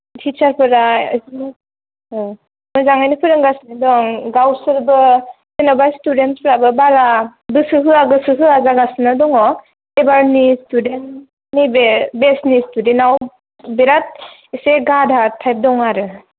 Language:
Bodo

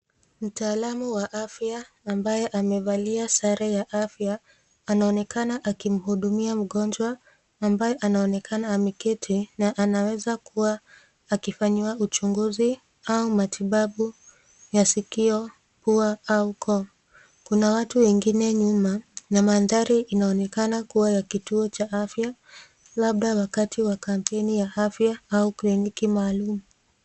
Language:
Swahili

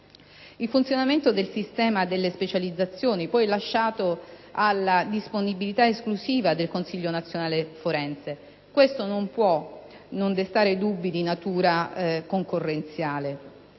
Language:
Italian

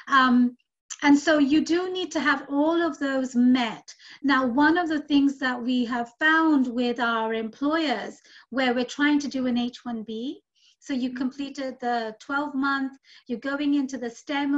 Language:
English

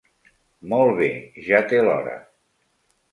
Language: Catalan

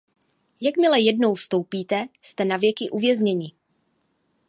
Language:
Czech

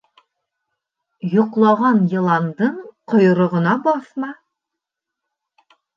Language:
Bashkir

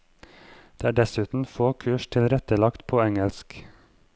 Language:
Norwegian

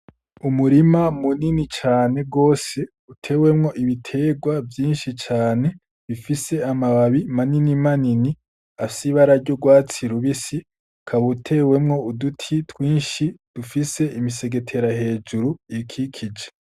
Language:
Rundi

